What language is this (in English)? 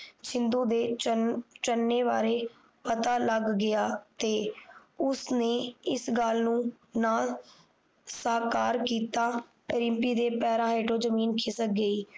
Punjabi